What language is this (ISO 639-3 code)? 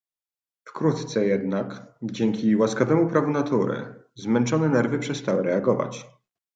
pol